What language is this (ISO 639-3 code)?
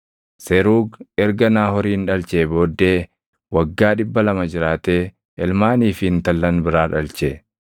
orm